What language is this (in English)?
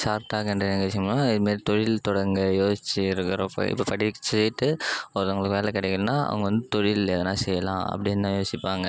Tamil